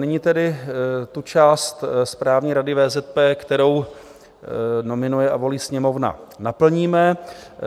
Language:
Czech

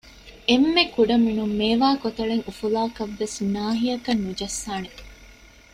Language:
Divehi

